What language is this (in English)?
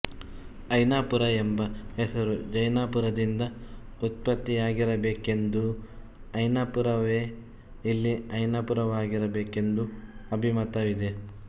Kannada